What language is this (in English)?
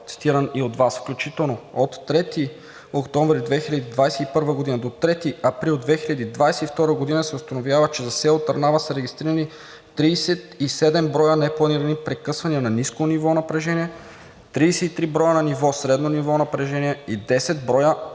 Bulgarian